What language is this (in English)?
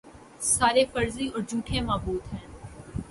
Urdu